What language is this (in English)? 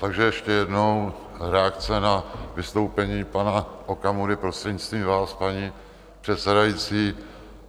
Czech